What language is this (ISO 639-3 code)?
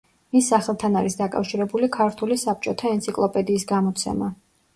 kat